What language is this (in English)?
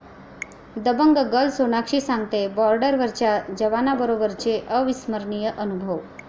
Marathi